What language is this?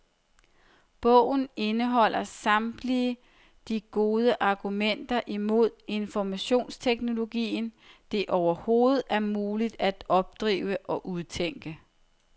Danish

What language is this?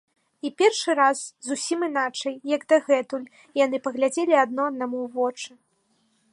Belarusian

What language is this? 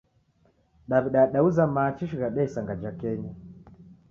Taita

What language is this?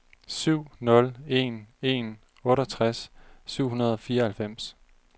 Danish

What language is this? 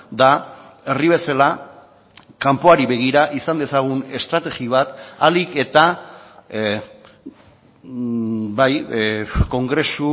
Basque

